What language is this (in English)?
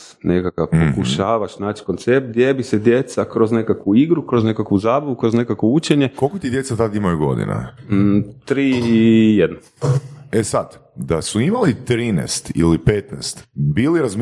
Croatian